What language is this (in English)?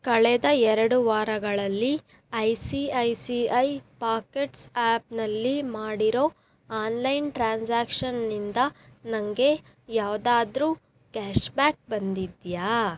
Kannada